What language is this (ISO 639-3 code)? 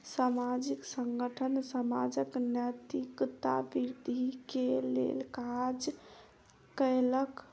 mai